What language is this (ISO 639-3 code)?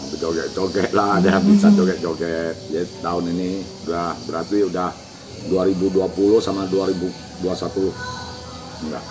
ind